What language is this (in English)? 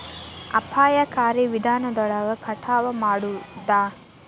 Kannada